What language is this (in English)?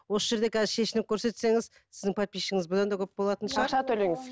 Kazakh